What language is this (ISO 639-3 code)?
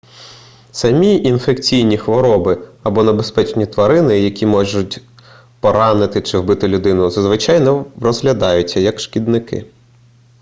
ukr